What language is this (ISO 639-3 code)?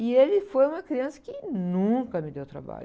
por